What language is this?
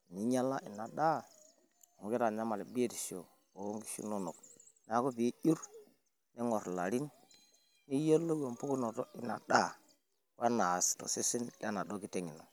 Masai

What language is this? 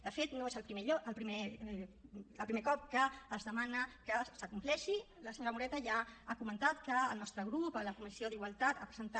Catalan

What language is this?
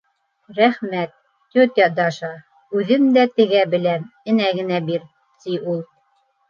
Bashkir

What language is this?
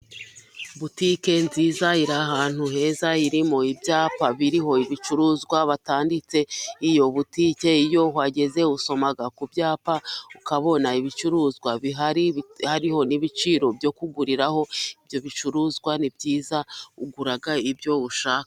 Kinyarwanda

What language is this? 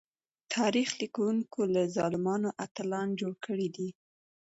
Pashto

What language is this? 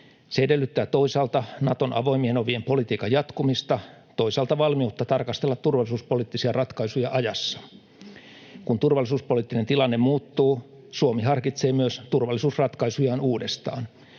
Finnish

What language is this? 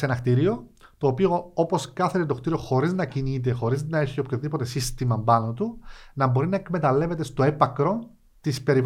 Greek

